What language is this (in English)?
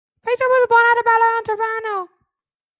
English